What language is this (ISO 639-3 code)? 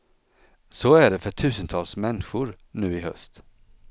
swe